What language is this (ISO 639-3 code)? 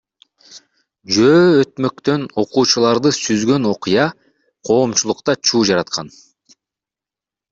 kir